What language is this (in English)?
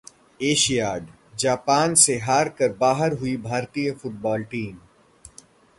Hindi